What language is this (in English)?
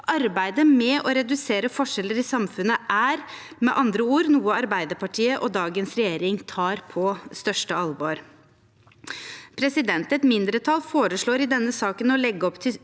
Norwegian